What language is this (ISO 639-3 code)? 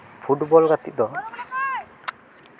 sat